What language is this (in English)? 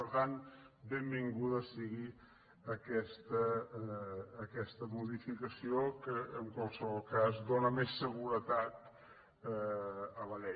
Catalan